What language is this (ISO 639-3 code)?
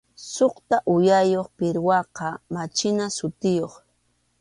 qxu